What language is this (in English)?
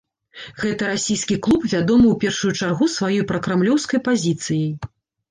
Belarusian